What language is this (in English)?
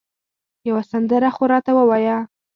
Pashto